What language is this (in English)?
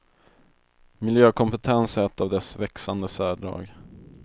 Swedish